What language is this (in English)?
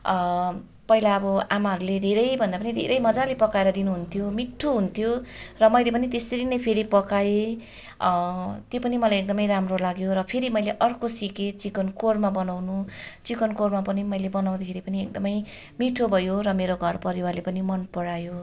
Nepali